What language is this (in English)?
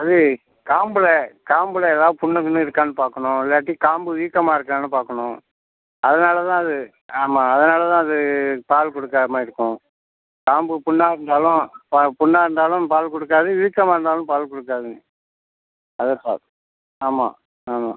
Tamil